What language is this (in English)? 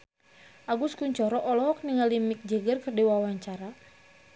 Sundanese